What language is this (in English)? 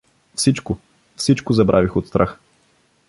Bulgarian